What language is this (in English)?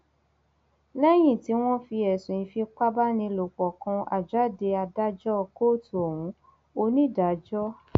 Yoruba